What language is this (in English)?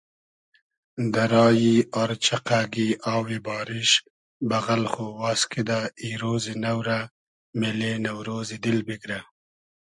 Hazaragi